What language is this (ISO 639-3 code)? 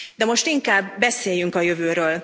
hun